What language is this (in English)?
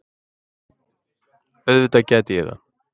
Icelandic